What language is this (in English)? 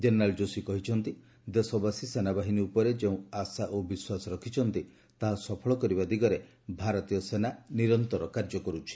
Odia